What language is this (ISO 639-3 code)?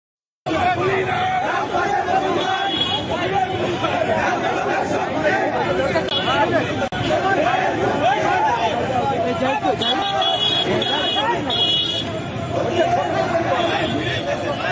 ara